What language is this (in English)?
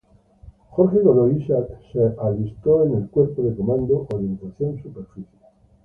Spanish